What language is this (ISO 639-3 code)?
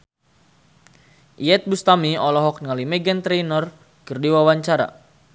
sun